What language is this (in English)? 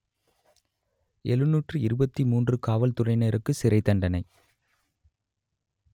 Tamil